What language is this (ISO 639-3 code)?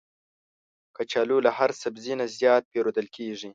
pus